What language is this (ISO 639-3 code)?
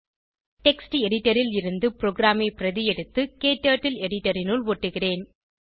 tam